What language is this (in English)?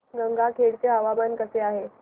Marathi